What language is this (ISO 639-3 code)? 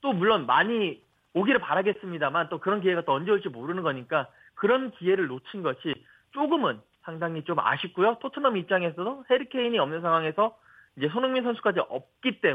kor